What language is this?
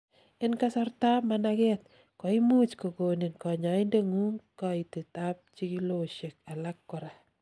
Kalenjin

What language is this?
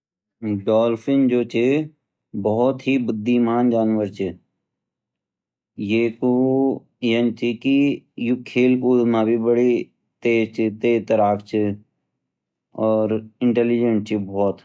Garhwali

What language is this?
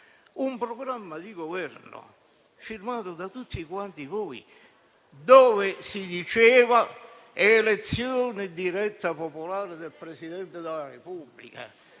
Italian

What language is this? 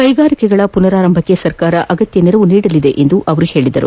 Kannada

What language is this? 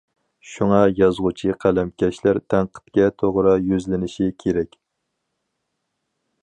Uyghur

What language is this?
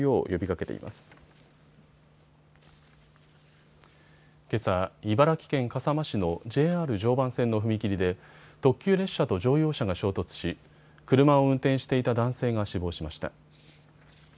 Japanese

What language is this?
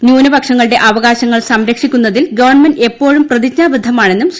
Malayalam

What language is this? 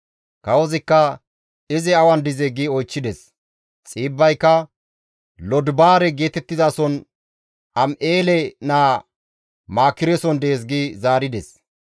Gamo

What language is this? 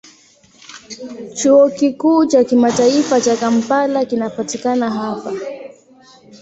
Swahili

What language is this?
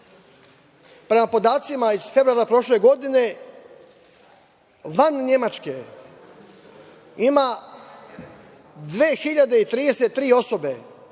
Serbian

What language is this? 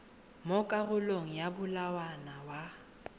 Tswana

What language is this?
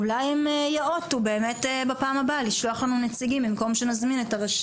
Hebrew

